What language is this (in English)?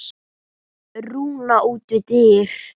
Icelandic